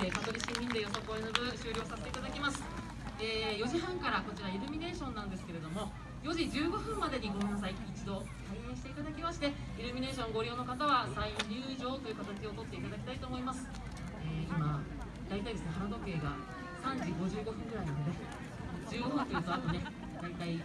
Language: Japanese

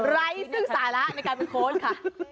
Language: Thai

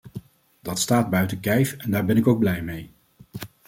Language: Dutch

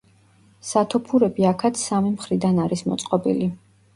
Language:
Georgian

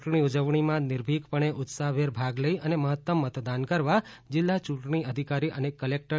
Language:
Gujarati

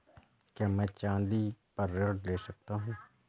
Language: Hindi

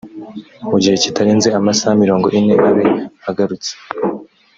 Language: Kinyarwanda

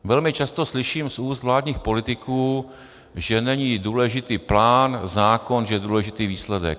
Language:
Czech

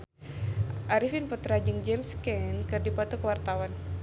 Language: Sundanese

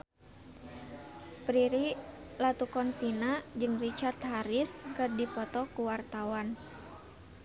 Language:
Sundanese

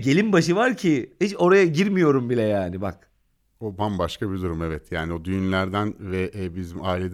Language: Turkish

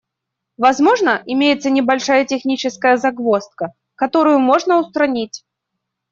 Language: Russian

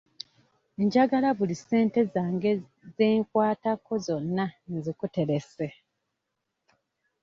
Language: Ganda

